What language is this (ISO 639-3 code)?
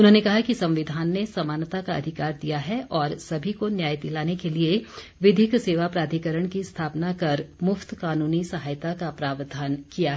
hin